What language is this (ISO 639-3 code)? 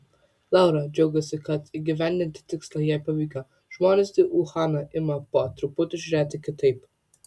lit